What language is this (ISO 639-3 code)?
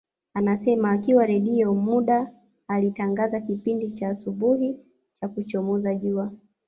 swa